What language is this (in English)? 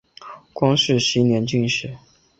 Chinese